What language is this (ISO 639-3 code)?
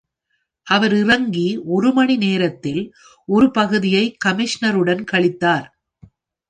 tam